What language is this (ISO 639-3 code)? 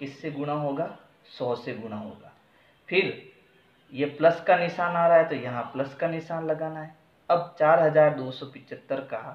hin